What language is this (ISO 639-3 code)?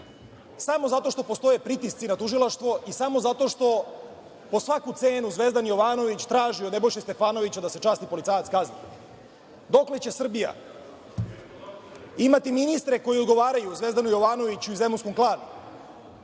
srp